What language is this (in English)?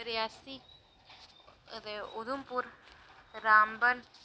Dogri